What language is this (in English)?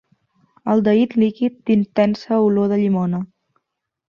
Catalan